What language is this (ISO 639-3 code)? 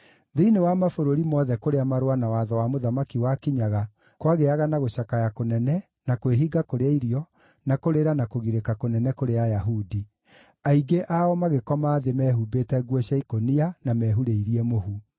kik